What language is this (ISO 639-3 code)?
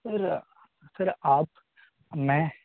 urd